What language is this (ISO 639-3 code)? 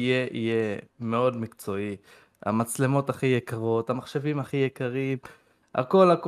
heb